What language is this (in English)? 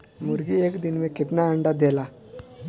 Bhojpuri